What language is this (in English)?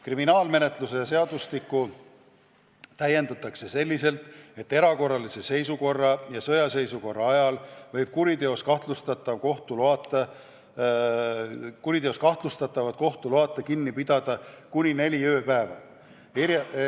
Estonian